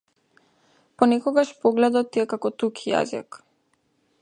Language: Macedonian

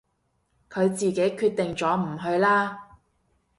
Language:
Cantonese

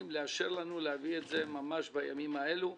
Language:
Hebrew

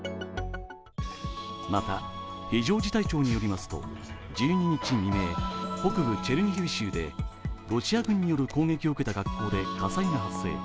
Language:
Japanese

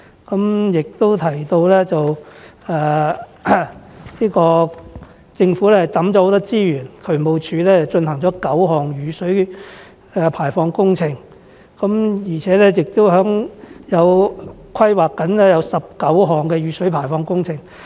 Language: Cantonese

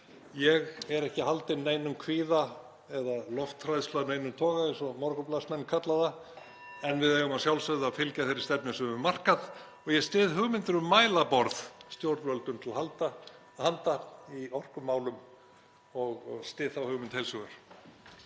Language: Icelandic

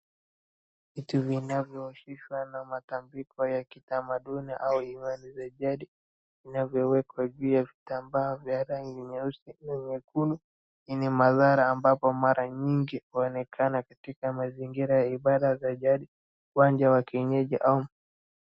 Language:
Swahili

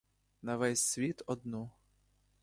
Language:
Ukrainian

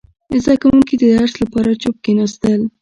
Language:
Pashto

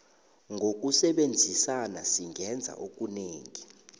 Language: South Ndebele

